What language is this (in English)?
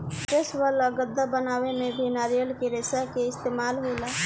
Bhojpuri